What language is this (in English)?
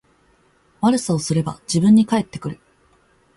Japanese